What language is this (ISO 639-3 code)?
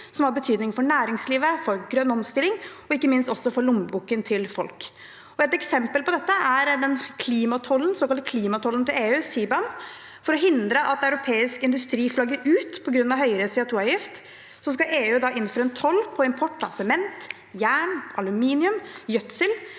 nor